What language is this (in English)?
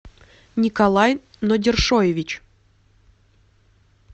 Russian